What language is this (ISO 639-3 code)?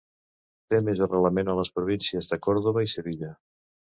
cat